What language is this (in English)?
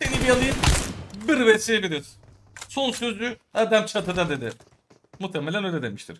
Turkish